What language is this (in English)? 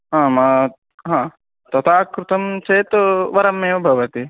Sanskrit